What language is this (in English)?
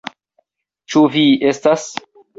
Esperanto